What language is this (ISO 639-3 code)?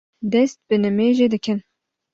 kur